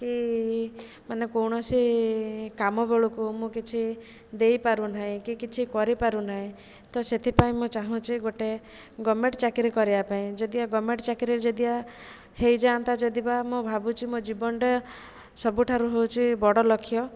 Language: Odia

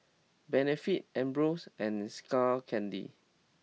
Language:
English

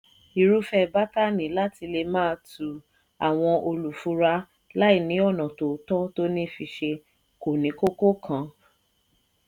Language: Yoruba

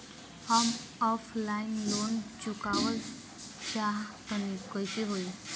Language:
Bhojpuri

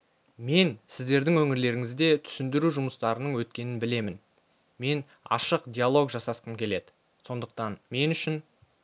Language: Kazakh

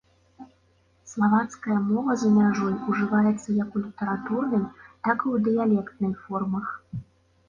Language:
Belarusian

